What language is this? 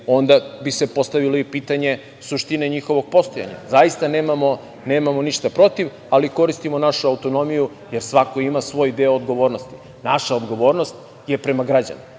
Serbian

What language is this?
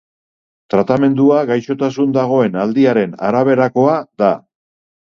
Basque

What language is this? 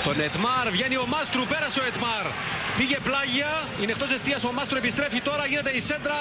Greek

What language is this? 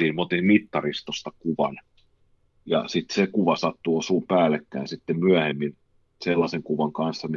Finnish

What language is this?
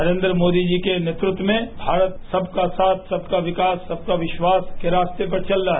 Hindi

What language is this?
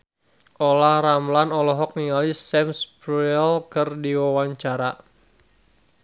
Sundanese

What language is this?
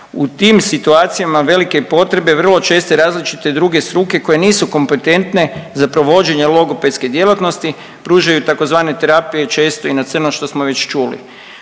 Croatian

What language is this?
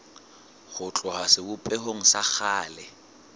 Southern Sotho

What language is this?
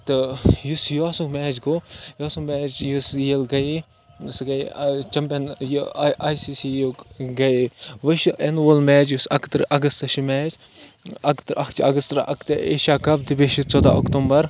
Kashmiri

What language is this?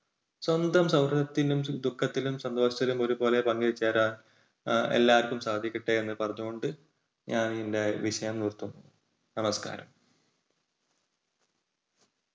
Malayalam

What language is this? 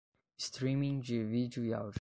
Portuguese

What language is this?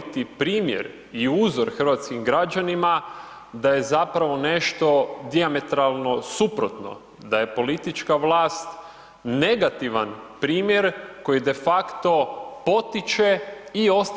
Croatian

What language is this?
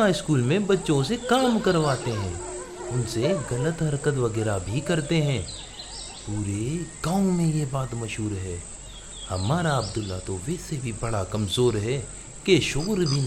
Urdu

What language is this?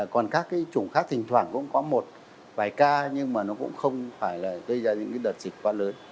Vietnamese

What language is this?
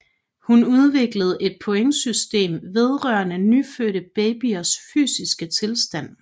Danish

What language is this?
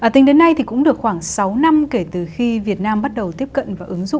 Vietnamese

